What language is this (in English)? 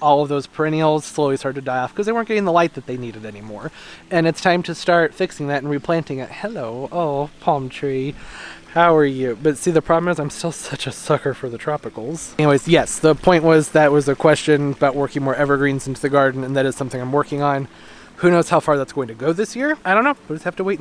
English